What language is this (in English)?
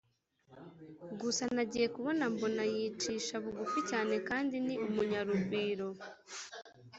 Kinyarwanda